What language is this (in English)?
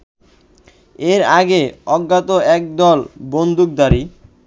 Bangla